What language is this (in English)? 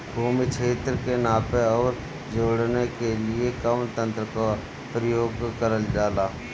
Bhojpuri